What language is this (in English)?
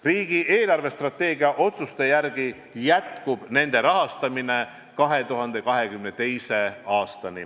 Estonian